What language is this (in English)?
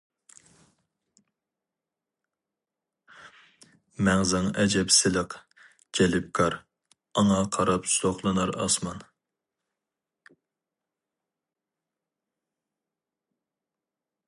Uyghur